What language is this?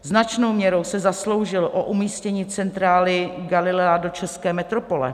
Czech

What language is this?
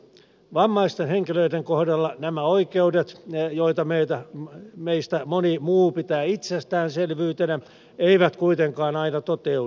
Finnish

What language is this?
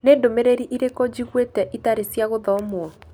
Kikuyu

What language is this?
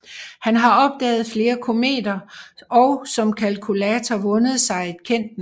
Danish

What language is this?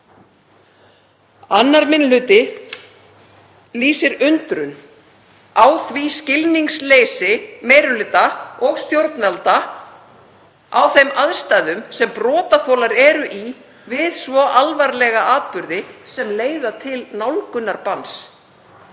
Icelandic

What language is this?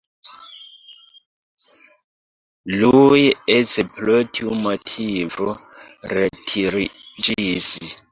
Esperanto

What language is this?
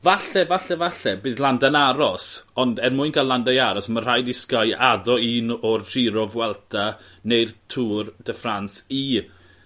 Welsh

